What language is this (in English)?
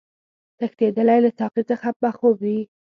Pashto